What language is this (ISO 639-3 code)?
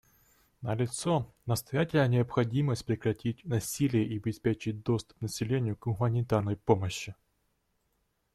rus